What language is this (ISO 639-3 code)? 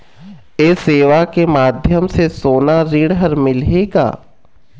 hne